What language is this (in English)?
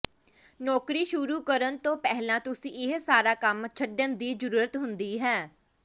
Punjabi